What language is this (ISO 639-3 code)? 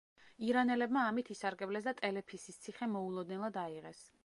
kat